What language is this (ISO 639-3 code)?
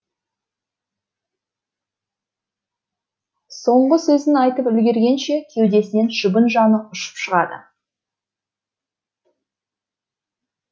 kaz